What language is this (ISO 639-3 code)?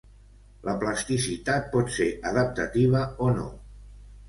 cat